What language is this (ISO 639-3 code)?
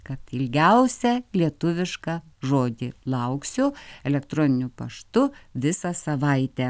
lit